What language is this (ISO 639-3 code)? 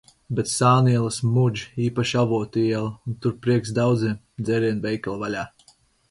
lav